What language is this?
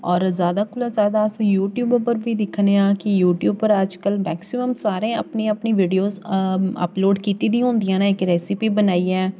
Dogri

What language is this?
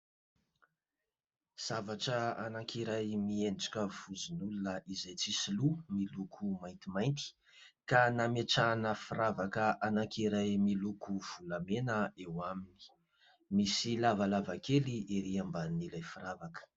Malagasy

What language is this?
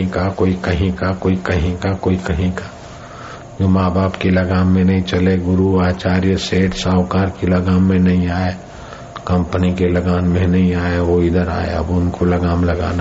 Hindi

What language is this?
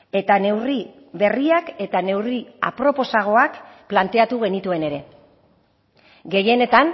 Basque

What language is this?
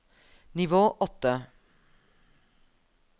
Norwegian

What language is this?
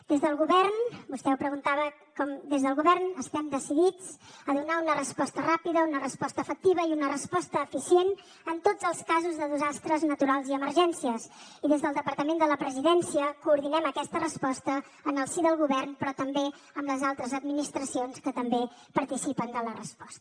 Catalan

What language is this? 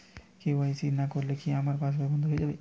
Bangla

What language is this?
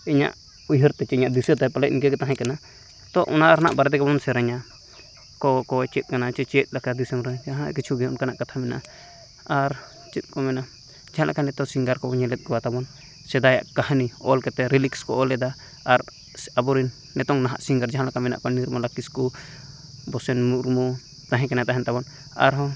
Santali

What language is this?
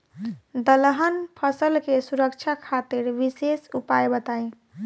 Bhojpuri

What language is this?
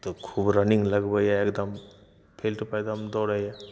Maithili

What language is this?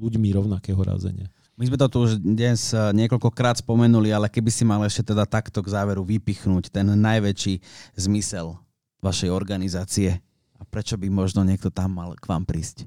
Slovak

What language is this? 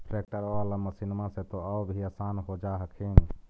Magahi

